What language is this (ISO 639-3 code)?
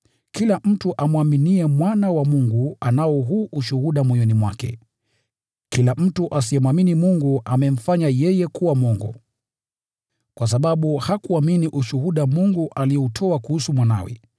swa